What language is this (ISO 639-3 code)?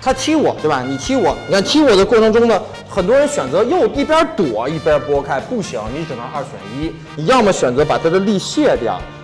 zho